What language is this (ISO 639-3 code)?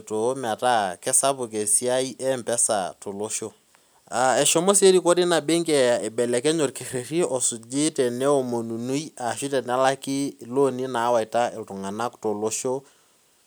mas